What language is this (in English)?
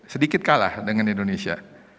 Indonesian